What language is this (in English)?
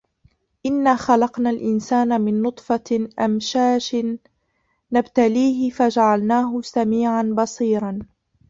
Arabic